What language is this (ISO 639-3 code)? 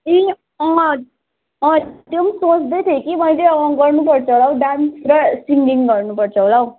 nep